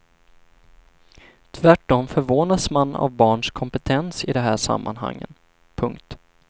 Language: Swedish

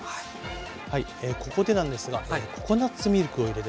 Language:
Japanese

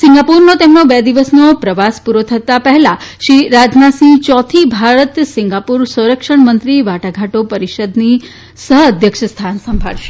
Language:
Gujarati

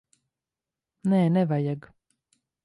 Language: Latvian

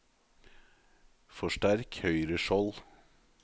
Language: Norwegian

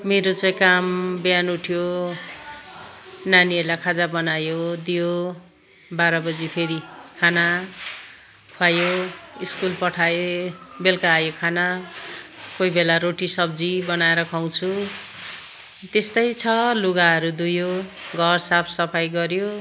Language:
Nepali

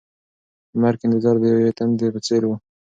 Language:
Pashto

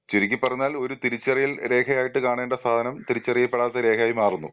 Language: Malayalam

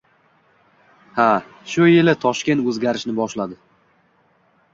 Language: Uzbek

